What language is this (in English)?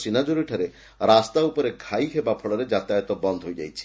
Odia